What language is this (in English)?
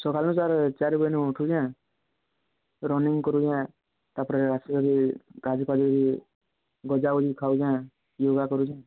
Odia